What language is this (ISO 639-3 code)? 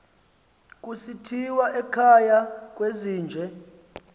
xho